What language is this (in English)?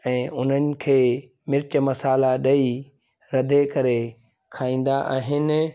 Sindhi